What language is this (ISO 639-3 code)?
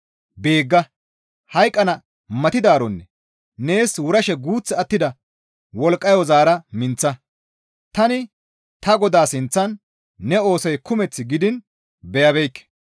gmv